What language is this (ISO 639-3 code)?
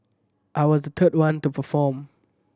eng